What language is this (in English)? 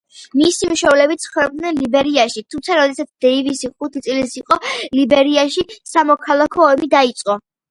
Georgian